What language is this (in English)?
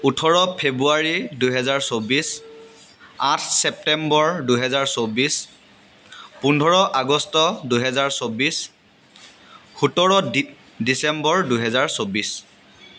Assamese